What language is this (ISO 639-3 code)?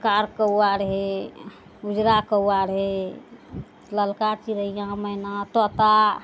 mai